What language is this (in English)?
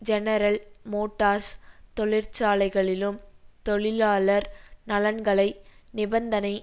Tamil